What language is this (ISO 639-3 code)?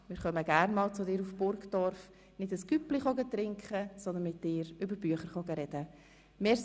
gsw